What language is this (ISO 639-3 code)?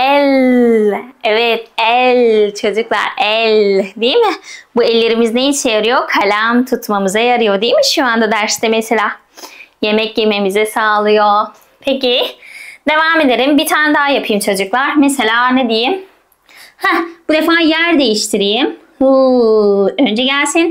tur